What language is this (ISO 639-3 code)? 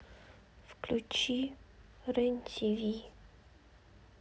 rus